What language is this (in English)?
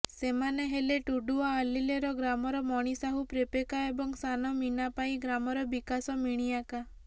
Odia